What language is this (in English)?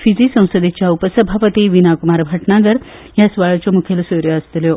Konkani